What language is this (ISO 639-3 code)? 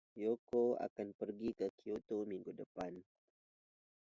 ind